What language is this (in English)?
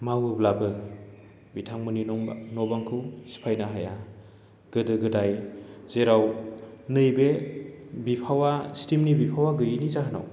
Bodo